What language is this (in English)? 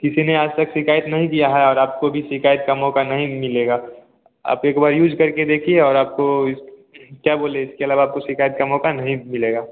Hindi